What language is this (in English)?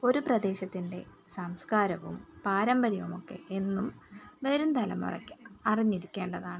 Malayalam